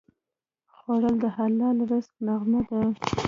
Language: Pashto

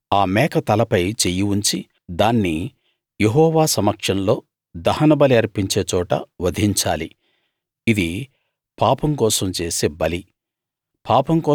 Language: Telugu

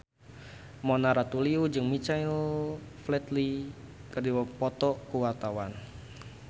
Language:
Sundanese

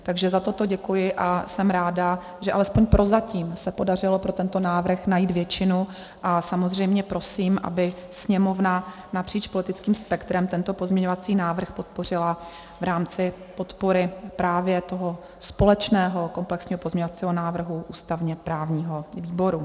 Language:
Czech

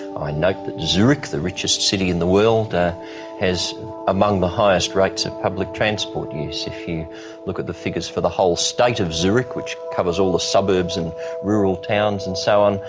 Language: English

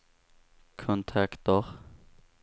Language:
Swedish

